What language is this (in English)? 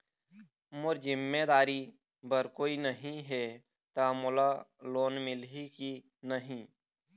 Chhattisgarhi